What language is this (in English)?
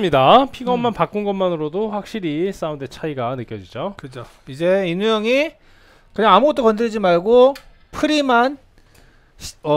Korean